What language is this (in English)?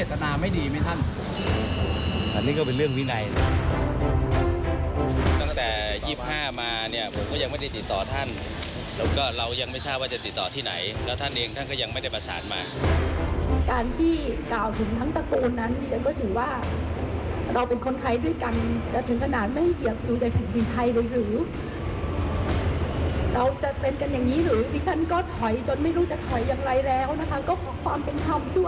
Thai